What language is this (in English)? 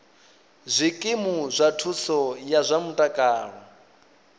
Venda